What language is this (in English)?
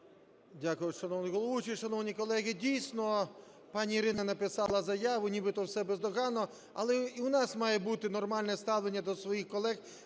Ukrainian